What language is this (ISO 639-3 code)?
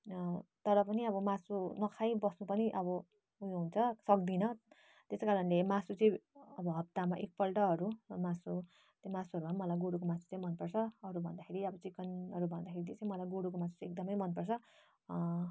nep